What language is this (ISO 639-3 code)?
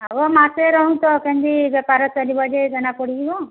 ori